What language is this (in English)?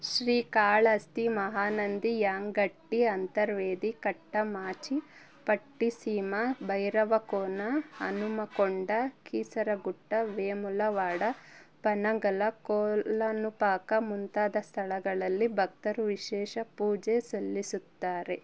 Kannada